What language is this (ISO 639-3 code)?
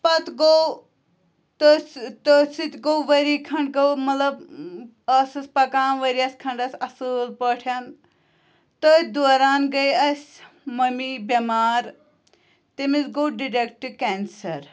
kas